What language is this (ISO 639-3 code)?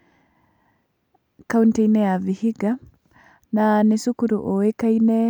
kik